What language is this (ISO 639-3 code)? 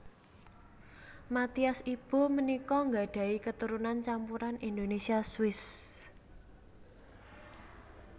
jav